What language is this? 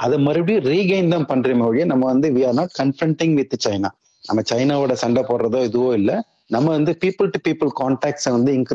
Tamil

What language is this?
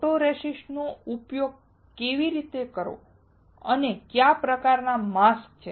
Gujarati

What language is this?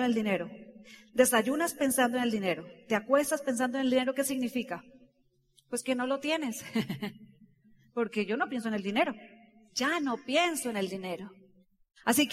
Spanish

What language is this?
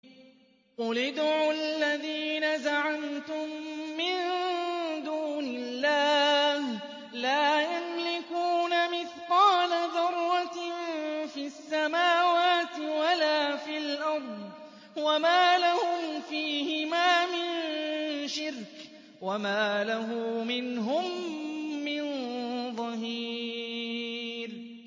Arabic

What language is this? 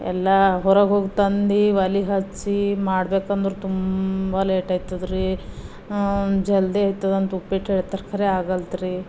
Kannada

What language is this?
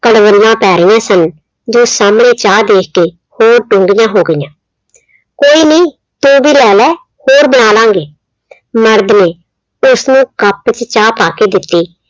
Punjabi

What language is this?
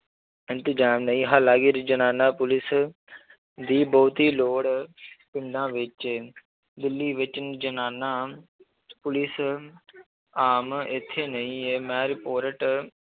Punjabi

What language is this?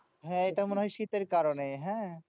Bangla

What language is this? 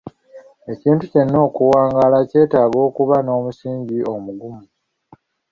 Ganda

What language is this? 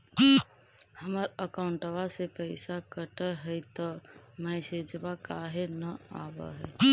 Magahi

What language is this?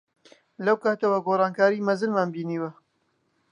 Central Kurdish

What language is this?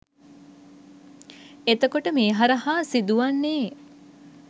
Sinhala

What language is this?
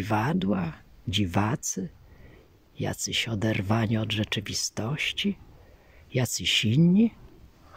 Polish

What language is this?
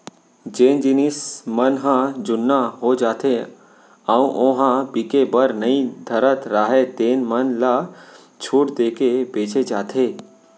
Chhattisgarhi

